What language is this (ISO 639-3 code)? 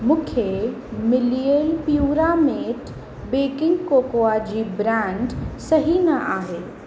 snd